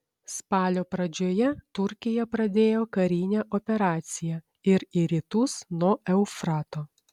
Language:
Lithuanian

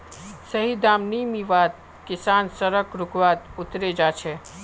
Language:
Magahi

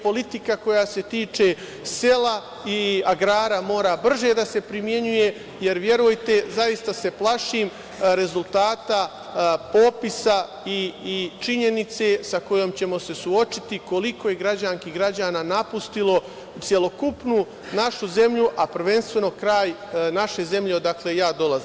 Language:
Serbian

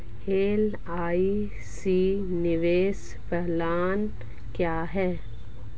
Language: Hindi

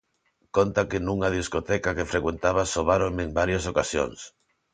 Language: Galician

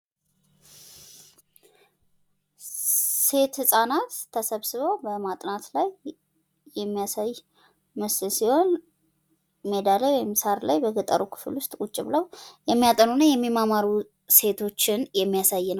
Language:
Amharic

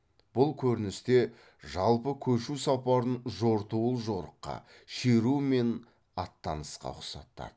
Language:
Kazakh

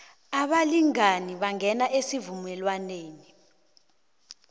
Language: South Ndebele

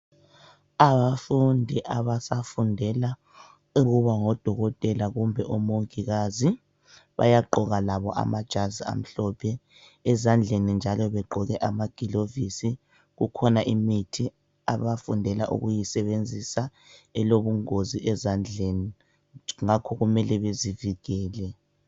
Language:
North Ndebele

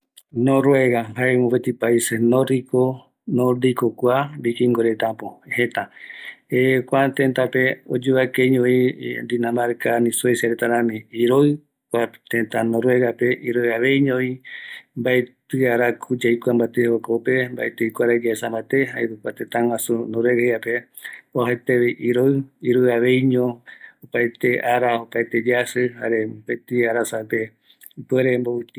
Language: Eastern Bolivian Guaraní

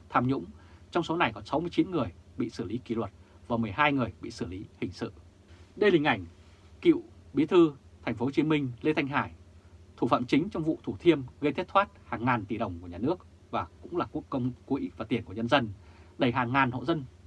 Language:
Vietnamese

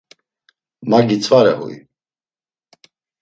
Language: Laz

